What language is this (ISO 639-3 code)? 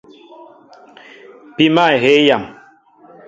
mbo